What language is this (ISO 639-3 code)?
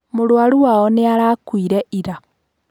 kik